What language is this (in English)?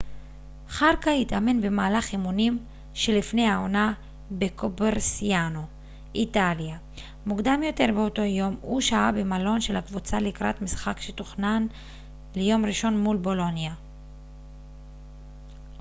Hebrew